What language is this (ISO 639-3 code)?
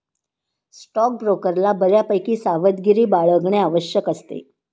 mar